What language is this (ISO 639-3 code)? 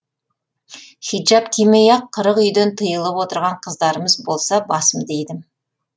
kaz